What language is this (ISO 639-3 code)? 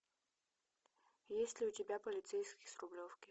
rus